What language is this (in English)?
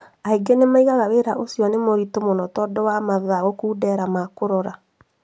Kikuyu